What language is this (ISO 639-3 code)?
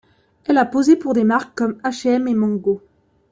fra